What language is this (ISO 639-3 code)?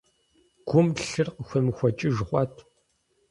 kbd